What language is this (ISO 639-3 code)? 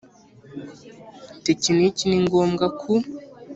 kin